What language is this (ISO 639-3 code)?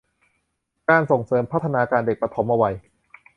tha